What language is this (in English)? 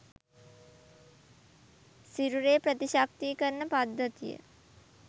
Sinhala